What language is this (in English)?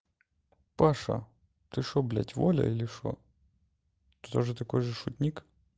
Russian